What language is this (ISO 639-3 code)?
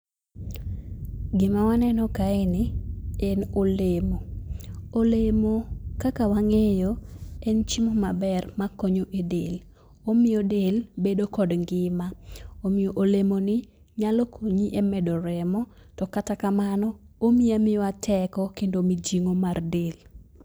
luo